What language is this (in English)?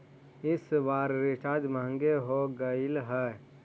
Magahi